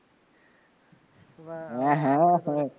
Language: Gujarati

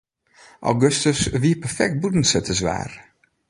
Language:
Western Frisian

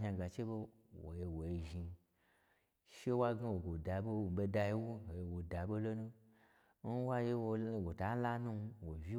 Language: Gbagyi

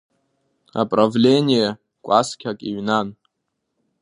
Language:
Abkhazian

